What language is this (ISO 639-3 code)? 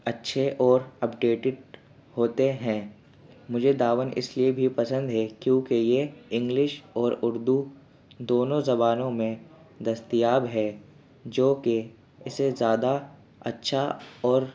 urd